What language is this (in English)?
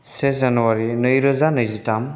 Bodo